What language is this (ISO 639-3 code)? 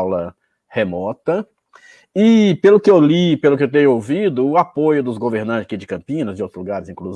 por